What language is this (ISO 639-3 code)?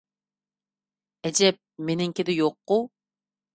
uig